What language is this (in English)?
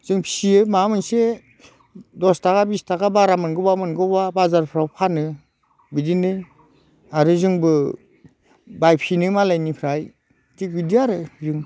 Bodo